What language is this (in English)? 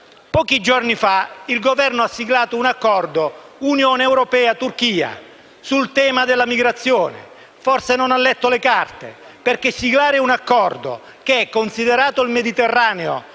Italian